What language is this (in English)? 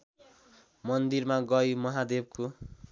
Nepali